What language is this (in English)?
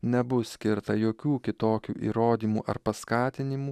Lithuanian